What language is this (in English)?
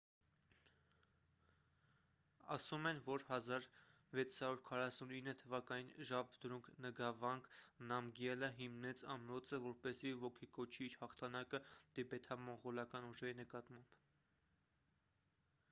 Armenian